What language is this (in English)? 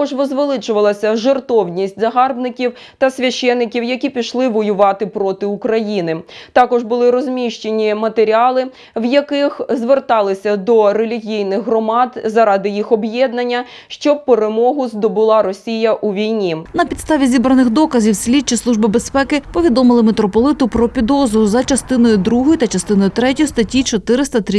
Ukrainian